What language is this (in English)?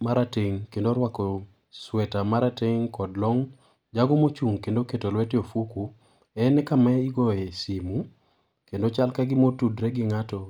Luo (Kenya and Tanzania)